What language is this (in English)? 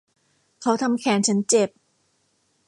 Thai